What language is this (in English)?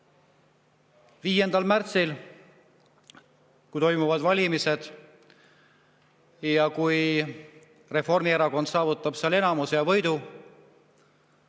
Estonian